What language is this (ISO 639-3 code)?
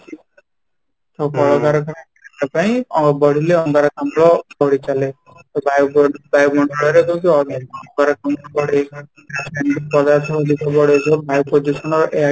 ori